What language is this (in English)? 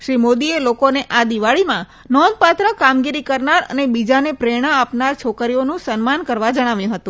Gujarati